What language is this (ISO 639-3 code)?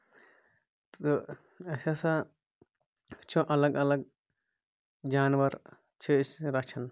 kas